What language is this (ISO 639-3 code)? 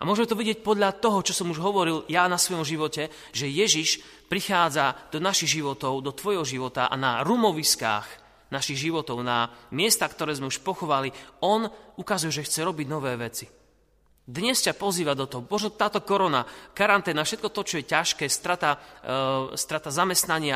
slk